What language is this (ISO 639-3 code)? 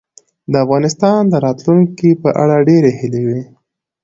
pus